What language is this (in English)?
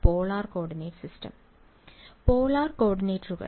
Malayalam